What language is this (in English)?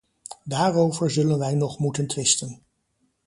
Dutch